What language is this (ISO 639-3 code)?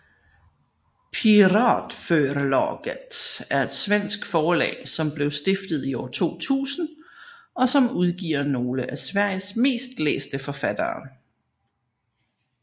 dan